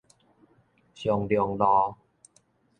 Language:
Min Nan Chinese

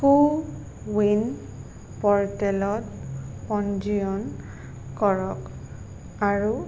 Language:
Assamese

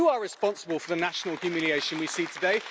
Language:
English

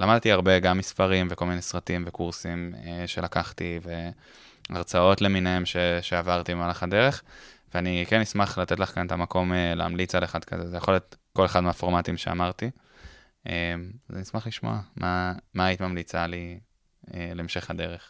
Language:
Hebrew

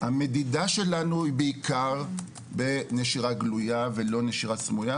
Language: Hebrew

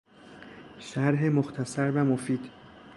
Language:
Persian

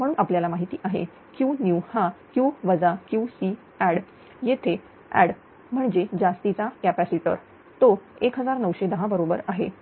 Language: Marathi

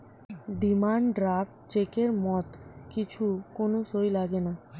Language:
Bangla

